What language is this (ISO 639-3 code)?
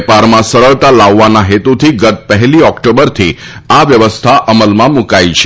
guj